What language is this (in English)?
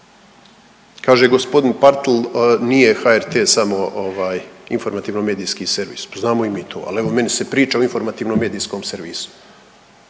Croatian